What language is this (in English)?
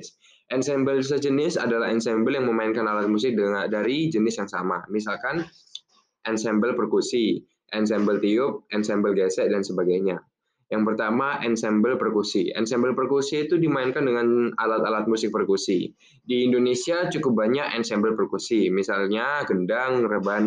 Indonesian